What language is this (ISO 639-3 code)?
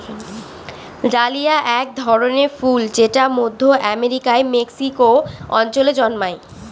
ben